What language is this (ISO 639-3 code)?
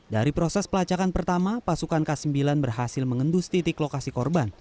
ind